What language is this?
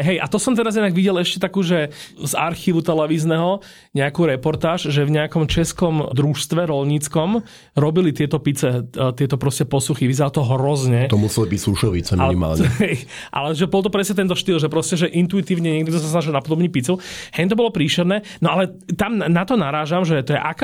Slovak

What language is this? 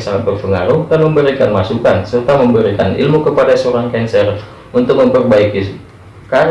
Indonesian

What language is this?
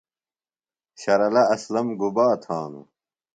Phalura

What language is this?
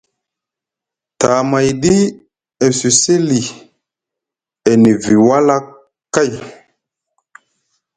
Musgu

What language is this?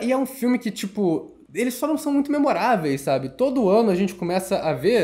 Portuguese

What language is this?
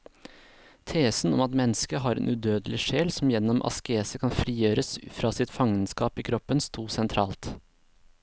Norwegian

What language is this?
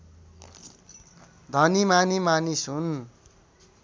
Nepali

